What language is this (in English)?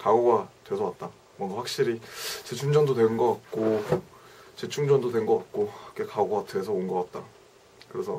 Korean